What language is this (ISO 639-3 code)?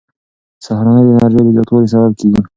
pus